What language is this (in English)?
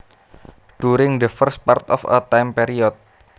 Javanese